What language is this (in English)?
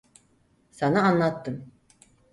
Turkish